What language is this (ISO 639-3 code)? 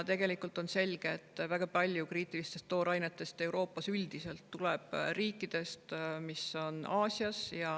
est